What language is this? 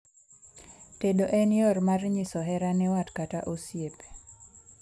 Luo (Kenya and Tanzania)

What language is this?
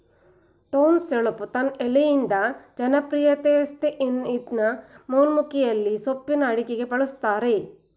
Kannada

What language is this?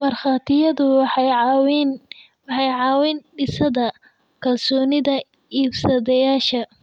Somali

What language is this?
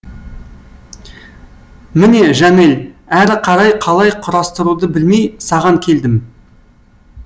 Kazakh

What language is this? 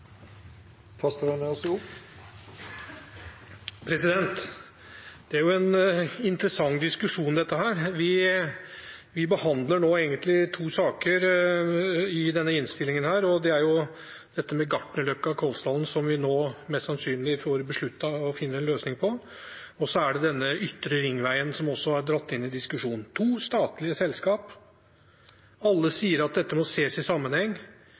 Norwegian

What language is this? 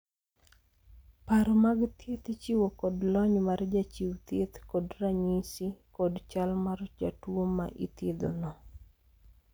Luo (Kenya and Tanzania)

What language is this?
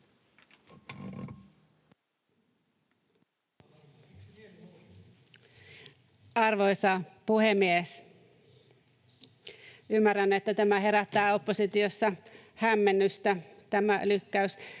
Finnish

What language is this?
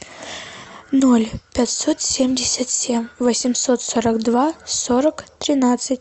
Russian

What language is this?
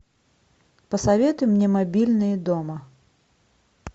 Russian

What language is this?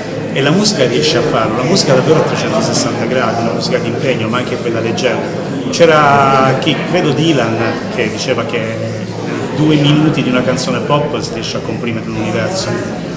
Italian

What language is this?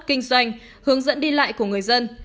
Vietnamese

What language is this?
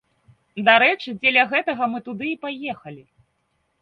Belarusian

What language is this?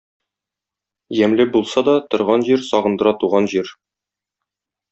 Tatar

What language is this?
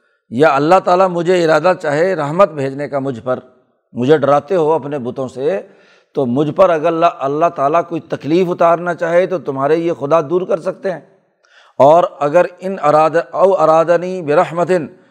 Urdu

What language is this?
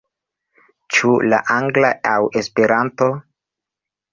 Esperanto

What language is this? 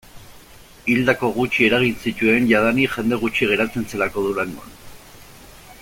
Basque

